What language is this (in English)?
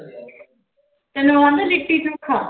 Punjabi